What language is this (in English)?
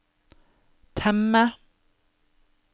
Norwegian